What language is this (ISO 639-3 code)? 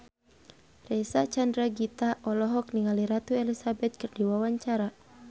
sun